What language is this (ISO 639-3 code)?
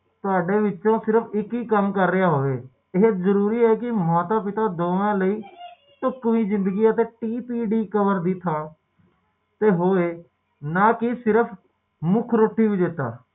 pan